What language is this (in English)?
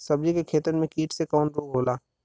Bhojpuri